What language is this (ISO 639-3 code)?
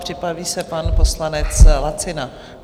ces